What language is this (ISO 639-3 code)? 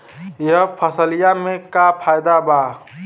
bho